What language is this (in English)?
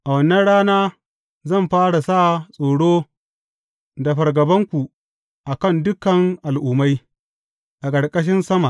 Hausa